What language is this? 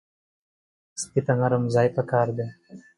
Pashto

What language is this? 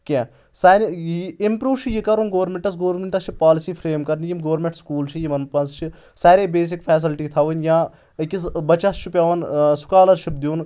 Kashmiri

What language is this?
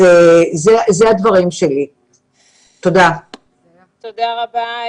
Hebrew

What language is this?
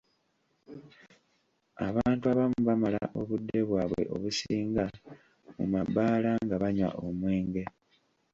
Ganda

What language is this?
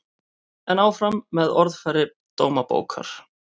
Icelandic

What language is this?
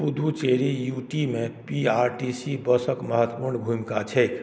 Maithili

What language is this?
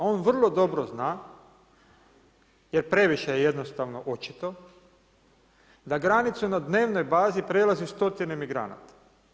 Croatian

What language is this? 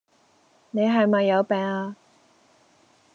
Cantonese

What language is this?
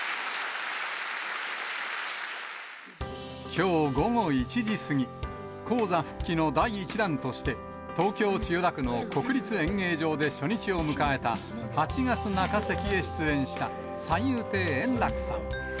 Japanese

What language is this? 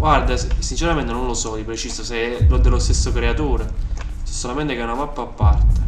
Italian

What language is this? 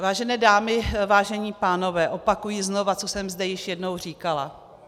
Czech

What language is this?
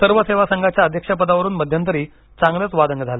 Marathi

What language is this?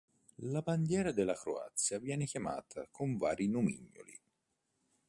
Italian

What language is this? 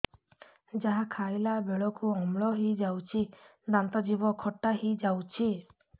Odia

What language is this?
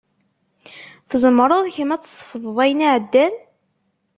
Kabyle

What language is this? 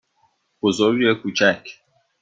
Persian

